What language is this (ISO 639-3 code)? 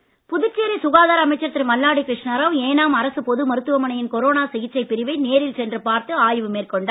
tam